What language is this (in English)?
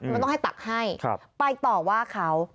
Thai